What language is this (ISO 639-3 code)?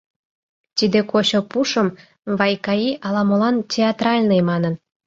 chm